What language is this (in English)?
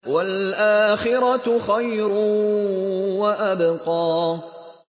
Arabic